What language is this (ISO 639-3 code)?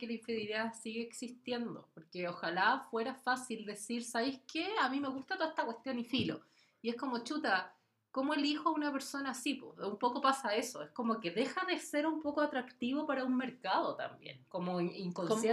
spa